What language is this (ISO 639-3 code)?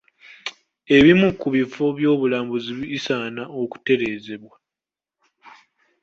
lug